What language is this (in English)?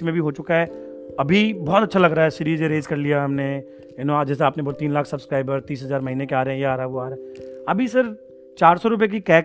Hindi